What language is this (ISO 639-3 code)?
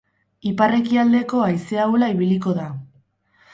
eus